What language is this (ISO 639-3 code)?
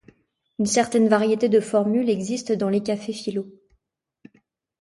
fra